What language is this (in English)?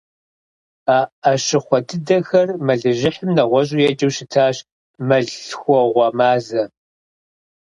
Kabardian